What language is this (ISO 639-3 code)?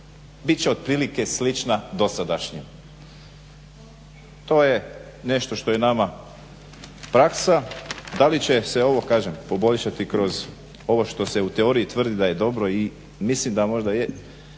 hrv